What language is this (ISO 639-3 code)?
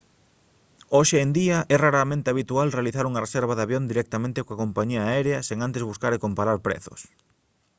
glg